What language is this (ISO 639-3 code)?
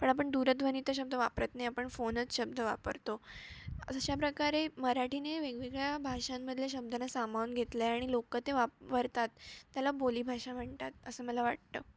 mar